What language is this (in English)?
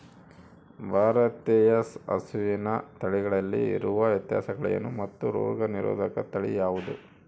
Kannada